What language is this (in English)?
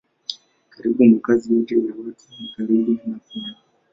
Swahili